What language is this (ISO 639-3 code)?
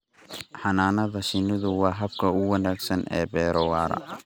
som